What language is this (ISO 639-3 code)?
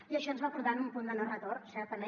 cat